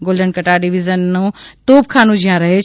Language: Gujarati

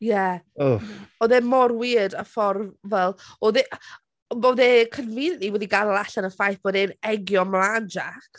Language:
Welsh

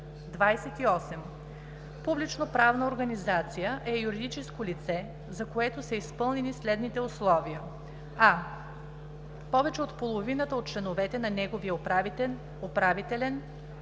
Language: Bulgarian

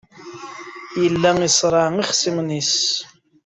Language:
Kabyle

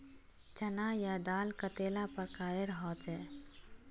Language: Magahi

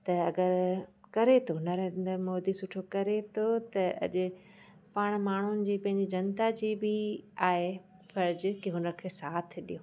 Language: Sindhi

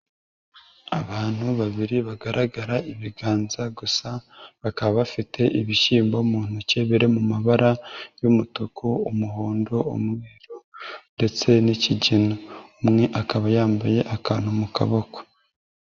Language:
Kinyarwanda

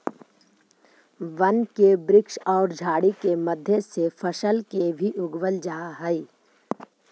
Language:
Magahi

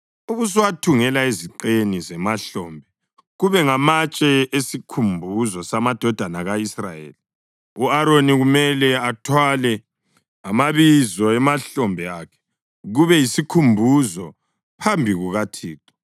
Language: North Ndebele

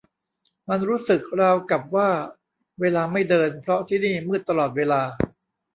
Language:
Thai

